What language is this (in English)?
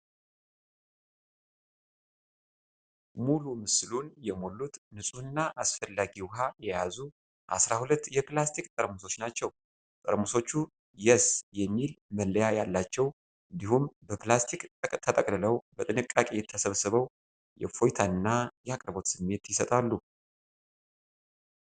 Amharic